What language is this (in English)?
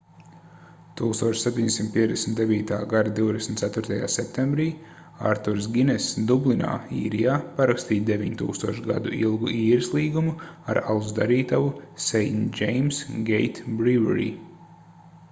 Latvian